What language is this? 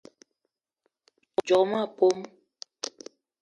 Eton (Cameroon)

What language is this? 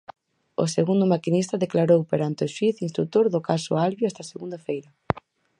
Galician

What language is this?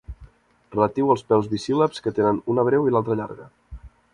Catalan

